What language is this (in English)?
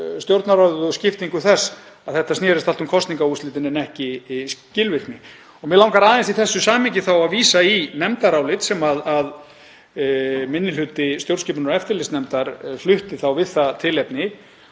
Icelandic